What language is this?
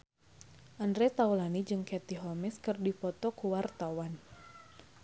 Sundanese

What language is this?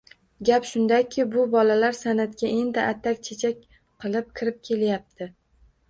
Uzbek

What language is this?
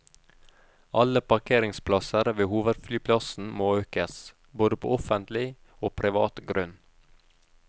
Norwegian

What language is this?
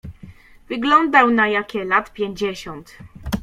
Polish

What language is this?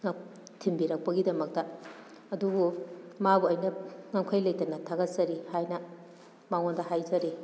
Manipuri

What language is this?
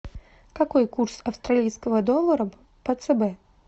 Russian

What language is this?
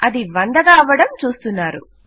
Telugu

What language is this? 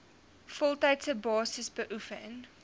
Afrikaans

